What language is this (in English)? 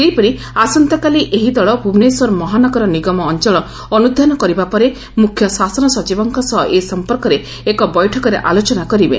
Odia